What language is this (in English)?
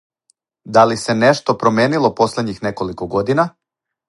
Serbian